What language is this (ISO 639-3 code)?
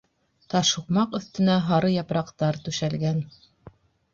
bak